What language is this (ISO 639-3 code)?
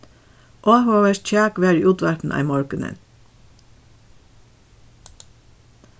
fao